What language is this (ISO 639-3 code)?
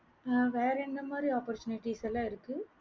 tam